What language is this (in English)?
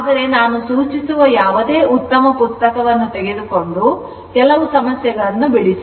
Kannada